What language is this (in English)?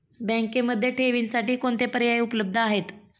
Marathi